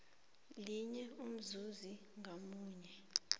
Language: South Ndebele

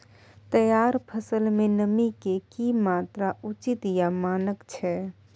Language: Maithili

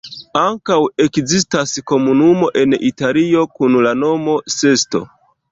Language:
Esperanto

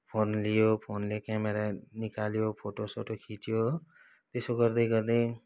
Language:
Nepali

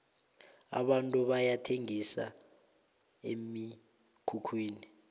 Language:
South Ndebele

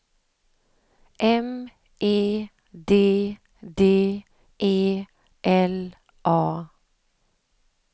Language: Swedish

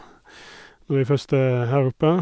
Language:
Norwegian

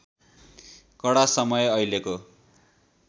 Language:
Nepali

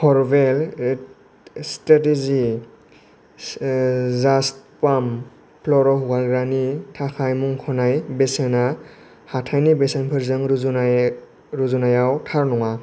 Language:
Bodo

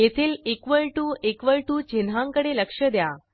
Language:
Marathi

